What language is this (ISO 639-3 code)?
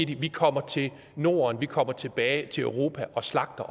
dan